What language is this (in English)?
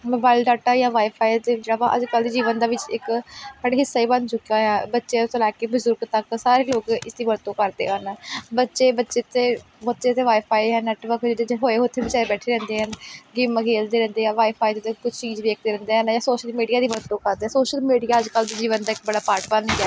Punjabi